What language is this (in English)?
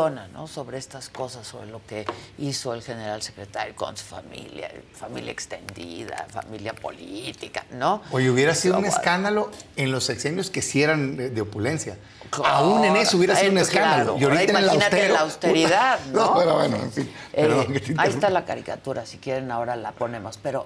Spanish